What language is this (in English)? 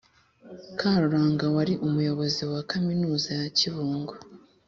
Kinyarwanda